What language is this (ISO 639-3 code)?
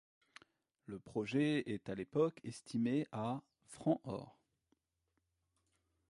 fra